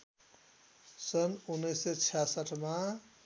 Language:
Nepali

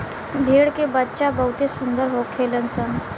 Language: Bhojpuri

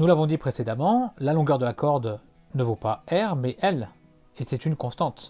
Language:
French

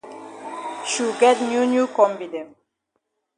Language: Cameroon Pidgin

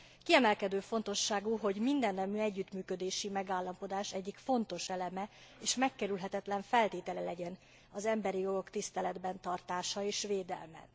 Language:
Hungarian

